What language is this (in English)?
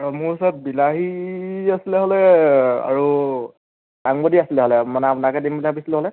Assamese